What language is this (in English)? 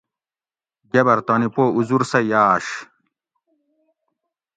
Gawri